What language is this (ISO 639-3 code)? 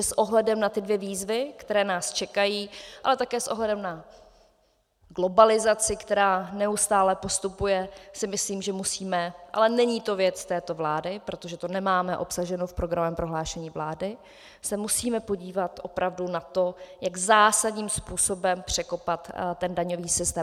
ces